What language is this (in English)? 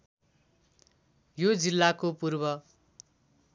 Nepali